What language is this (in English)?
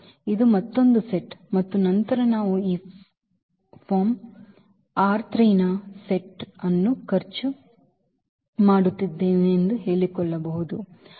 Kannada